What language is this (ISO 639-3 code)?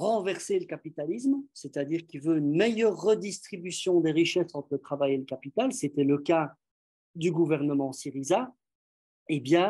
fra